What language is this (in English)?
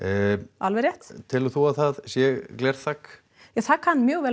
Icelandic